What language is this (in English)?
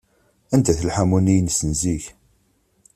Kabyle